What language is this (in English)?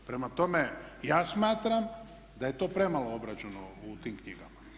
Croatian